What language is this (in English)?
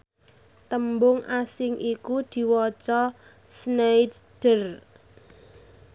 Javanese